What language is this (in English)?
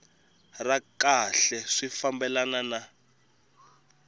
Tsonga